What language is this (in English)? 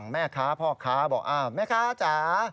Thai